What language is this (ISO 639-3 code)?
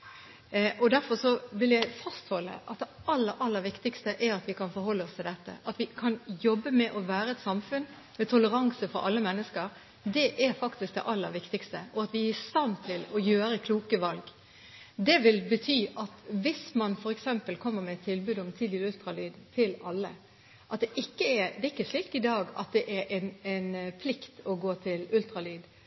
nob